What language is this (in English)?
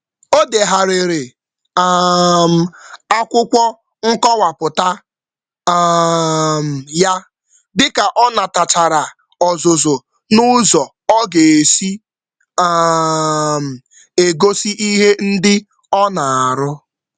Igbo